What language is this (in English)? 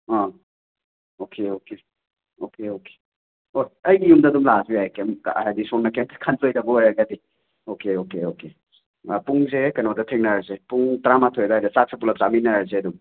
Manipuri